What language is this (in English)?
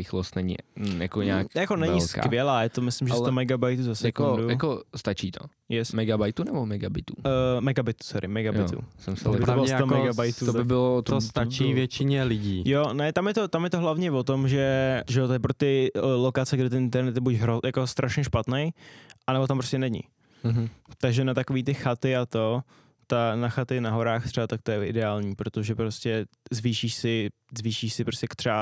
Czech